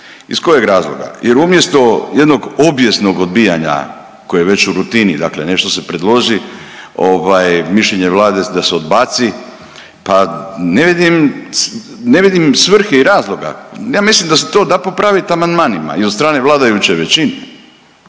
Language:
Croatian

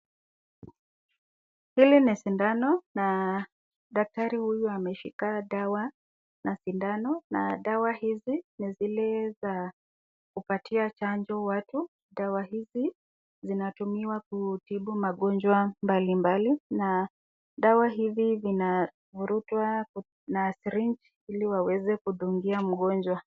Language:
Swahili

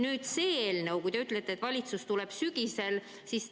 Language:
Estonian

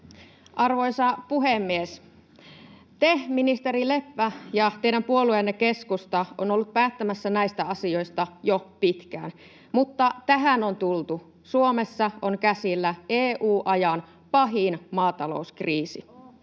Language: Finnish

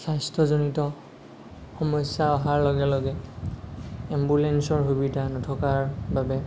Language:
Assamese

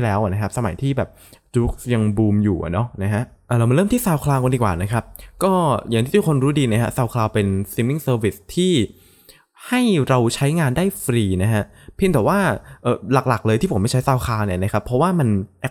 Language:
Thai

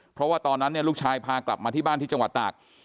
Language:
Thai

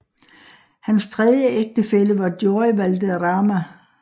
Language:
Danish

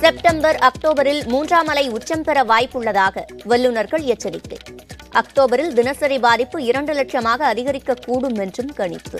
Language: Tamil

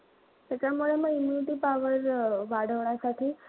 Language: Marathi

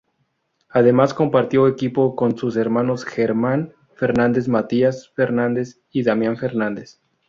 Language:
Spanish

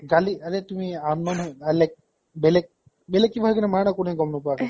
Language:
Assamese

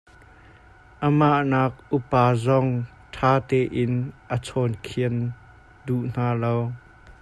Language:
Hakha Chin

